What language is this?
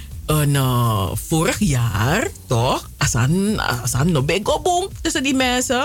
Dutch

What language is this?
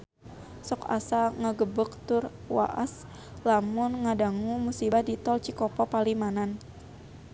Sundanese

